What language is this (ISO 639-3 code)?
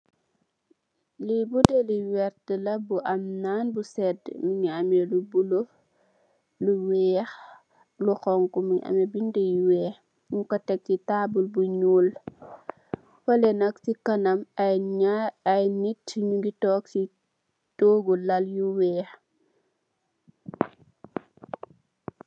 wol